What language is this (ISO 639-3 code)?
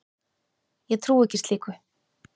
isl